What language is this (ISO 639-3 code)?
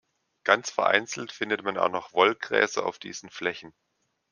deu